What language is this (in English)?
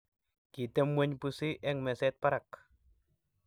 Kalenjin